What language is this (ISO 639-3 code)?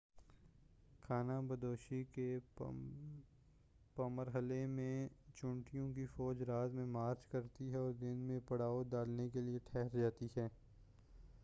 urd